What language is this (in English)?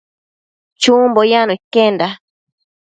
Matsés